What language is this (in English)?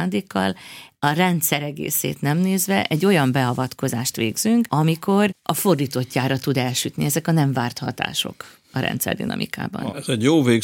Hungarian